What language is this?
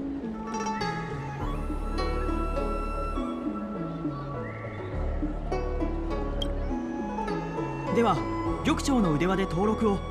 Japanese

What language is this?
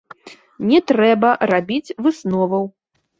Belarusian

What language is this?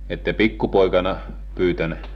Finnish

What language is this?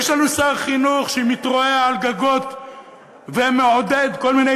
Hebrew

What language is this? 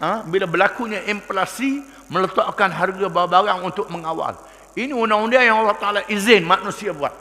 Malay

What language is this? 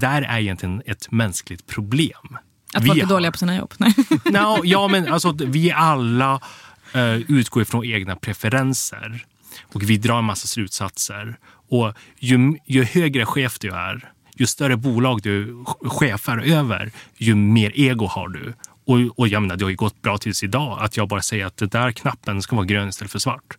Swedish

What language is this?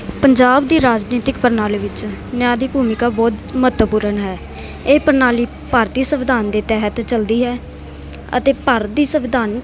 Punjabi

